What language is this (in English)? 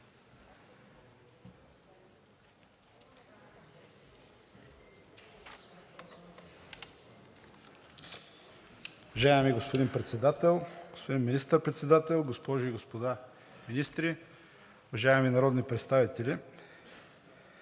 Bulgarian